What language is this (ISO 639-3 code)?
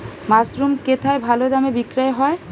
ben